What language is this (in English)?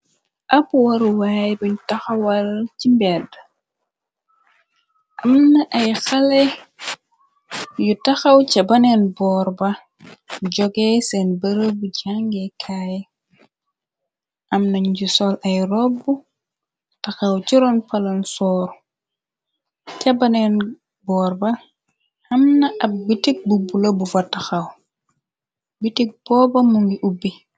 Wolof